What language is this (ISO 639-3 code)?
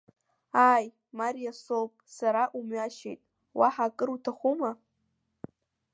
abk